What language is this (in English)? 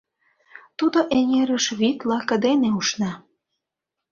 Mari